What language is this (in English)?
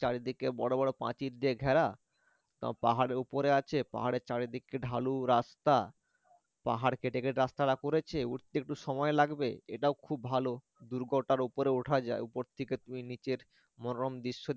Bangla